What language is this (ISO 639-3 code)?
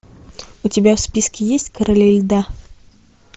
rus